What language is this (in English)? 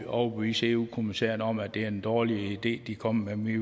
Danish